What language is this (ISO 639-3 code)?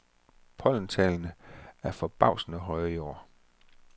dan